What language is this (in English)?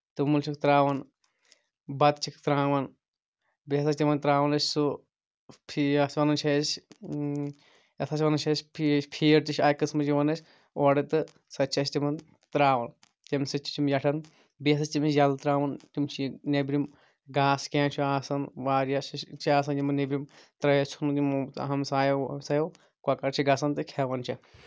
Kashmiri